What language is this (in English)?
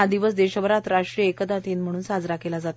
Marathi